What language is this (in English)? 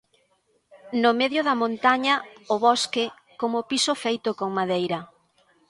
Galician